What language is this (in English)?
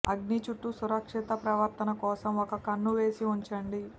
Telugu